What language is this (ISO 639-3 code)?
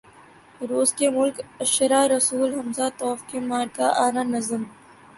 urd